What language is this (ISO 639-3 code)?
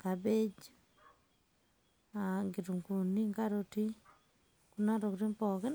mas